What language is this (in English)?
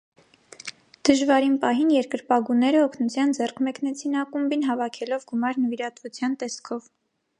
Armenian